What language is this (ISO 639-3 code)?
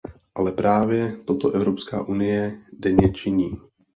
ces